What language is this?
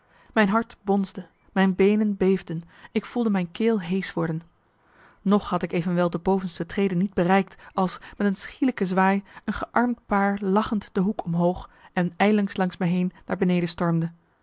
Dutch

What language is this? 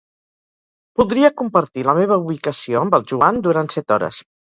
Catalan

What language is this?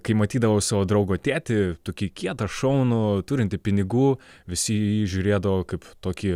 Lithuanian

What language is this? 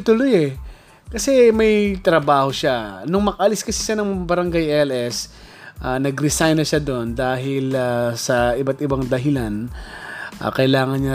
Filipino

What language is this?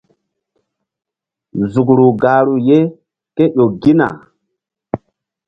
Mbum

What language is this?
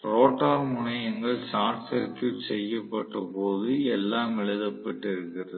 Tamil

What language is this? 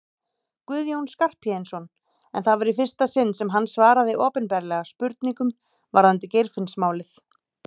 Icelandic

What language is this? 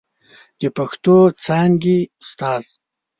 Pashto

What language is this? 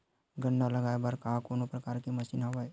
Chhattisgarhi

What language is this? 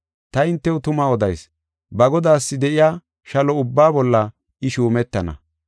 Gofa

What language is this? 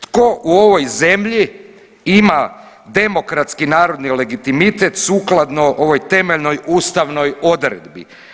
Croatian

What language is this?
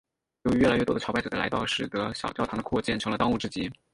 Chinese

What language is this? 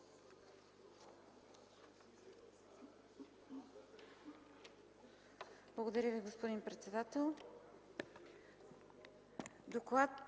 Bulgarian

